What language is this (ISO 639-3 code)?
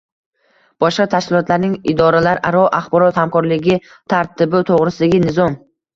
uzb